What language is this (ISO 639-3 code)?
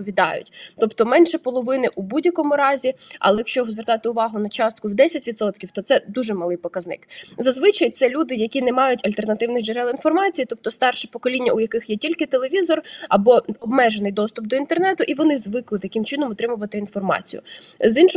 ukr